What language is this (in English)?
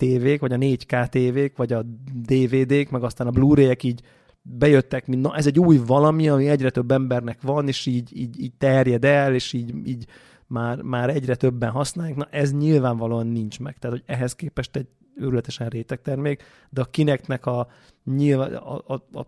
Hungarian